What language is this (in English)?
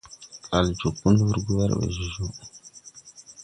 Tupuri